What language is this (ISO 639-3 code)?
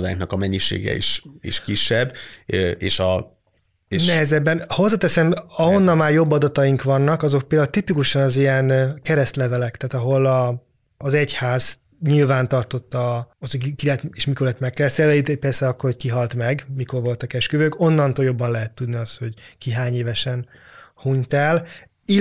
hun